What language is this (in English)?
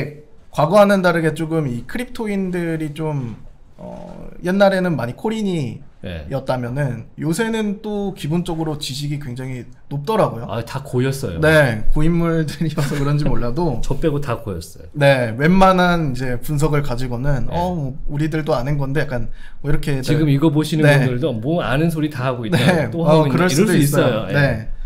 Korean